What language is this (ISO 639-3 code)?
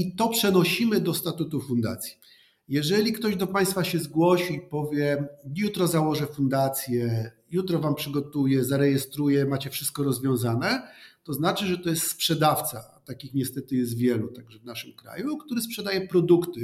pol